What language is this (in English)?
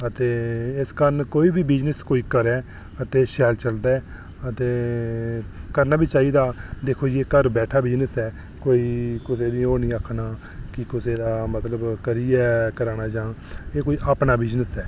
Dogri